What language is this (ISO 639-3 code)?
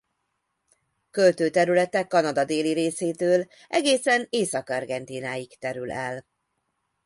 hun